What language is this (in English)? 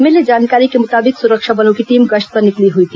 Hindi